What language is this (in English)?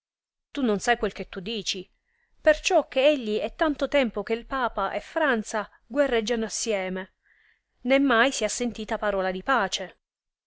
Italian